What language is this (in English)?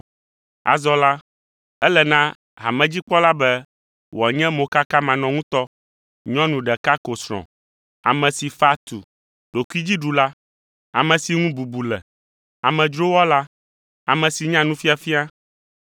Ewe